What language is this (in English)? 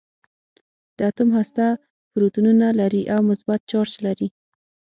Pashto